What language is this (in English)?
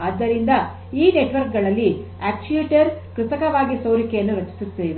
Kannada